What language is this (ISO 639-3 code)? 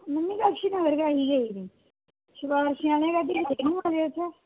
doi